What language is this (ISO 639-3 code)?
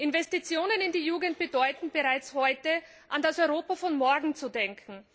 deu